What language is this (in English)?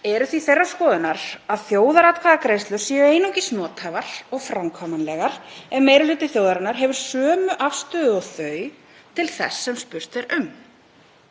Icelandic